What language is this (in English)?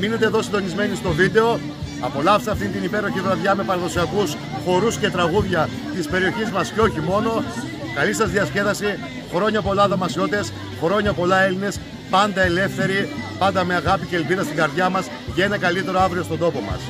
Greek